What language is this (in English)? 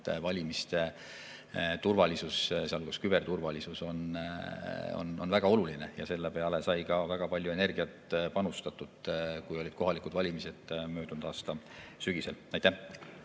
Estonian